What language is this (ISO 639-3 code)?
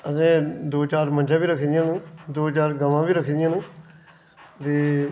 doi